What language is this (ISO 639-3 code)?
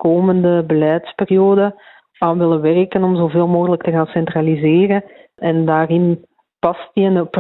nld